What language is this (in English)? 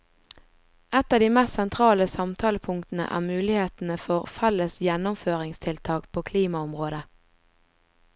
Norwegian